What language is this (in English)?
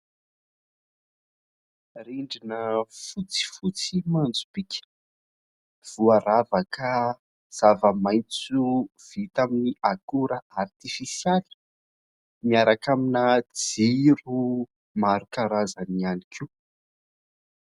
Malagasy